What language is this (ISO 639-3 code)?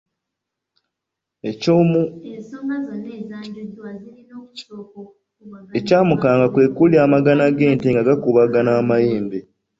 lug